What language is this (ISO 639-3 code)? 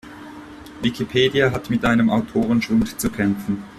deu